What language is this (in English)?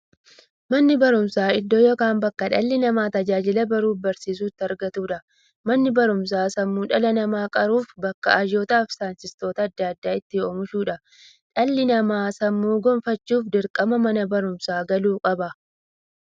Oromo